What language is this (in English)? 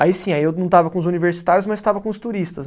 Portuguese